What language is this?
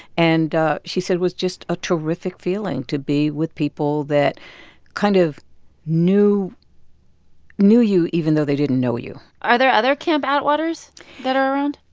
English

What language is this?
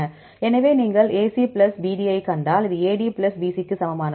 Tamil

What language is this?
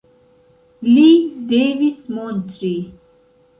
Esperanto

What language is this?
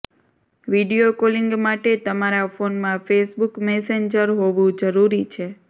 Gujarati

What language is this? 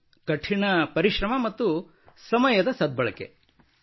Kannada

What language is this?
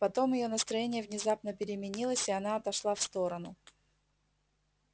Russian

